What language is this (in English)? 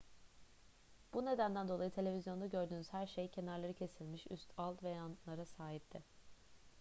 Turkish